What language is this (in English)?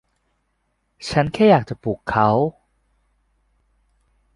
Thai